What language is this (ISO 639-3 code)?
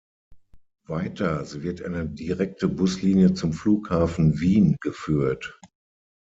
deu